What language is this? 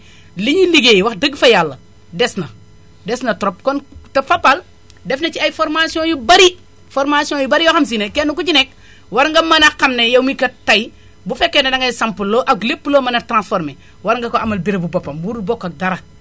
Wolof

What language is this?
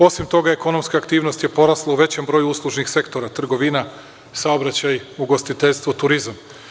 Serbian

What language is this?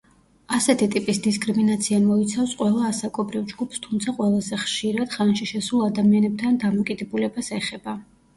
Georgian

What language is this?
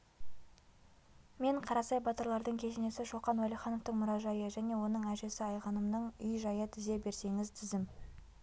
Kazakh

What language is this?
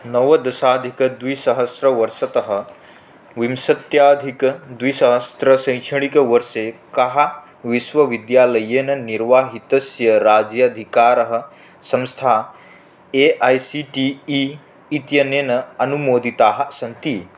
Sanskrit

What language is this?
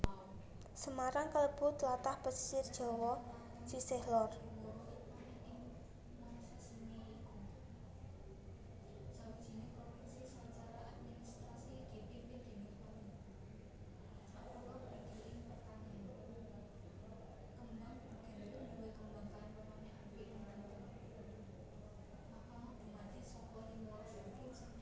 Javanese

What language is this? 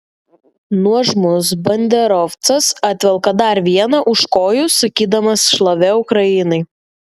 Lithuanian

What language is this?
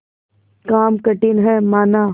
Hindi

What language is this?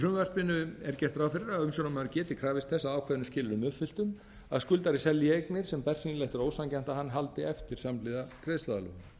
Icelandic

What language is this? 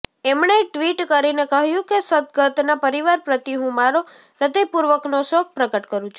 Gujarati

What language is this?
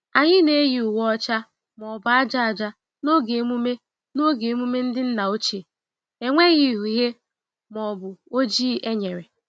Igbo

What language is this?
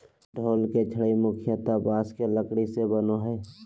Magahi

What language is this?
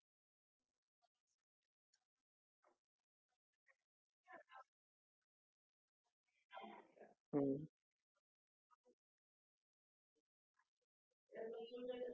Marathi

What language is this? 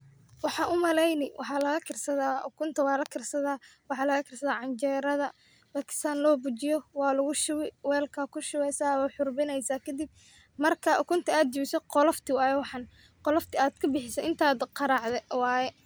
Somali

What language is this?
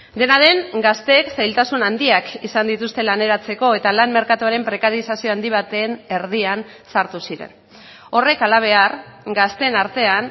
Basque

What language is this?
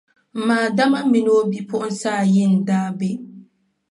Dagbani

